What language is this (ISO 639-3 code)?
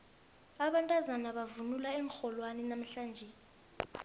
nbl